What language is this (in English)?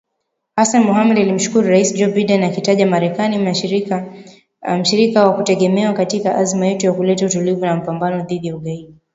Swahili